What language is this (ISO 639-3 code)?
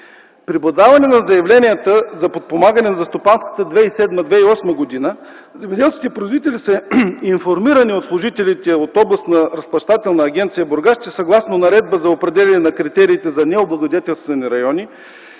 bul